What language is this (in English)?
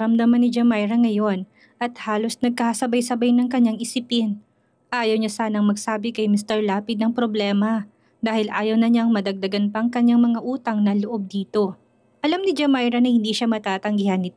Filipino